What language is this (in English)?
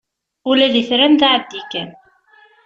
Kabyle